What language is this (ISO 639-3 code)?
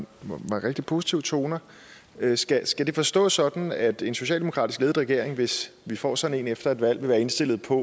dan